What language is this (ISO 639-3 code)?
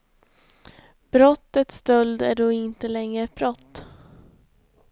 swe